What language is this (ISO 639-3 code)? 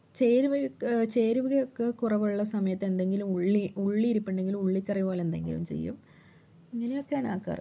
mal